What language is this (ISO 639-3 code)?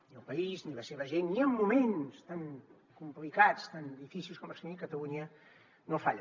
cat